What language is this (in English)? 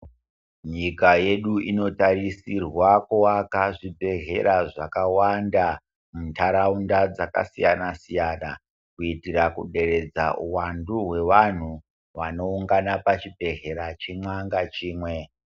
Ndau